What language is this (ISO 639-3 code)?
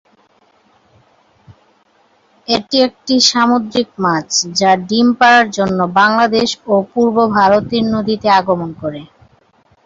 ben